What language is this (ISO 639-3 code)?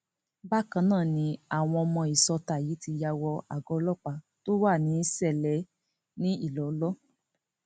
yor